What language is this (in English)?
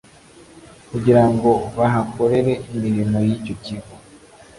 Kinyarwanda